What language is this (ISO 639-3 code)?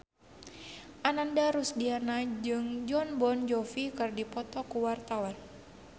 sun